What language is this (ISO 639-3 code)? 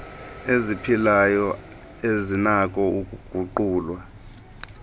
xho